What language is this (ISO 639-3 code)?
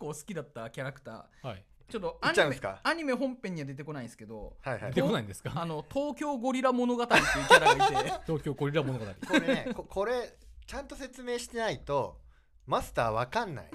jpn